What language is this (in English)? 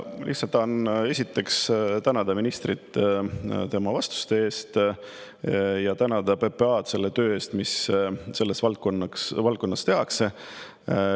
Estonian